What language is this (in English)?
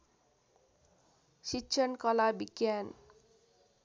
Nepali